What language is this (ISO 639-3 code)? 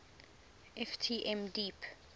eng